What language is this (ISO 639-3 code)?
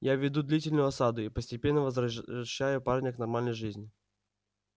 rus